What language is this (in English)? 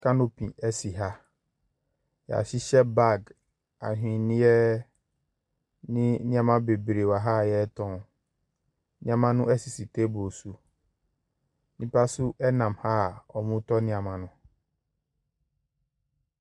Akan